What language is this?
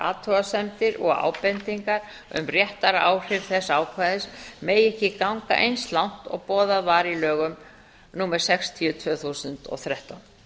Icelandic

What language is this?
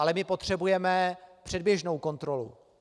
Czech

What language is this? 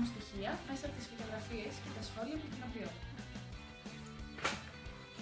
Greek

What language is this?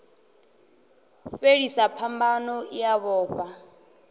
Venda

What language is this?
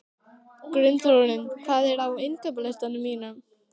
Icelandic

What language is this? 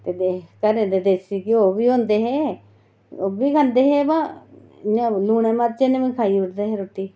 Dogri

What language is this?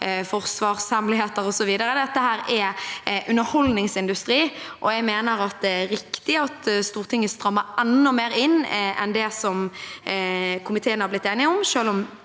Norwegian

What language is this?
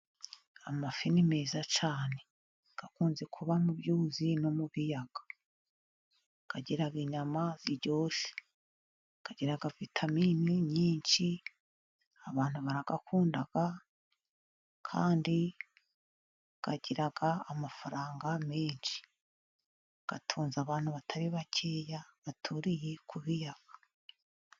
Kinyarwanda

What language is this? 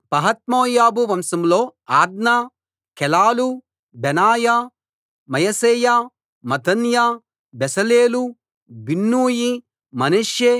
Telugu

